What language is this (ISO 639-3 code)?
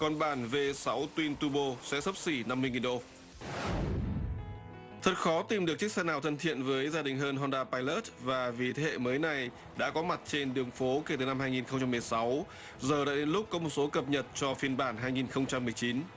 vie